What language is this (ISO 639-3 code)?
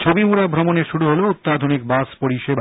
ben